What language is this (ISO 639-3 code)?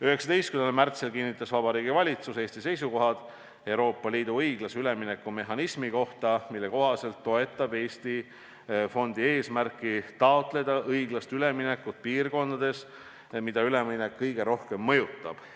est